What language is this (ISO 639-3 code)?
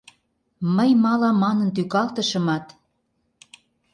chm